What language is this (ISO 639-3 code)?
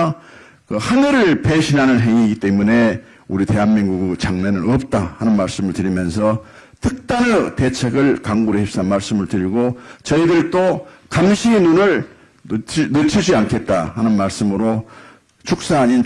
kor